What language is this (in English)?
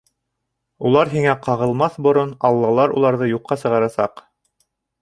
Bashkir